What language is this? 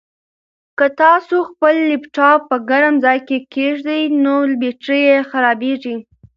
Pashto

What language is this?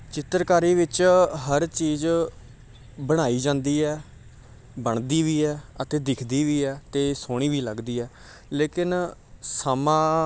Punjabi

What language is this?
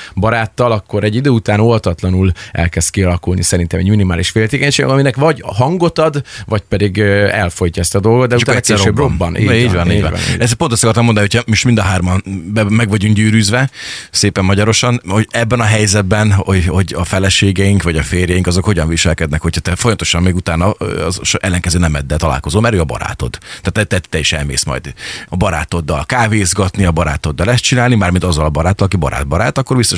Hungarian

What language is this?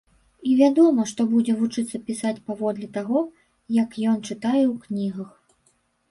Belarusian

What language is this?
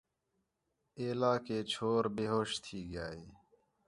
Khetrani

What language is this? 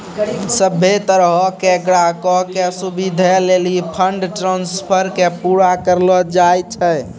Maithili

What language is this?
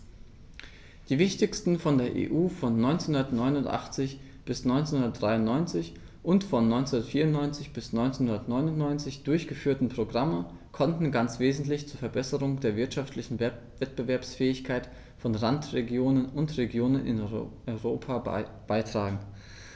German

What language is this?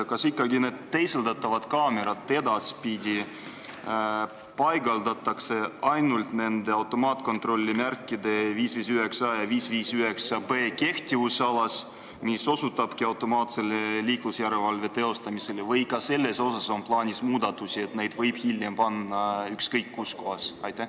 Estonian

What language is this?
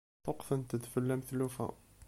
Kabyle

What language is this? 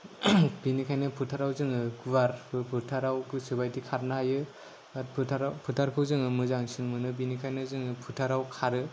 Bodo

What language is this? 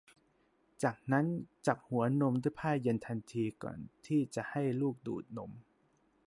Thai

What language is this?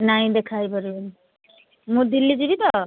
Odia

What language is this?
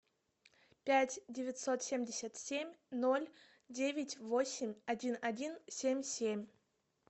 Russian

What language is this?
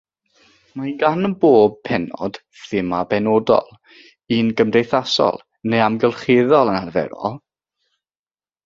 Welsh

